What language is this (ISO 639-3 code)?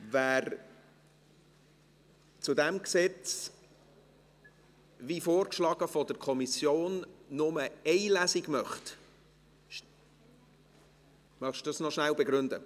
gsw